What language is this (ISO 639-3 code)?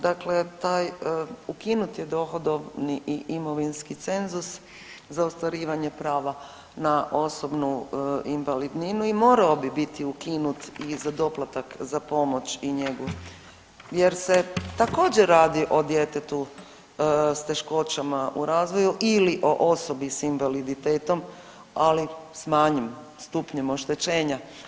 hrv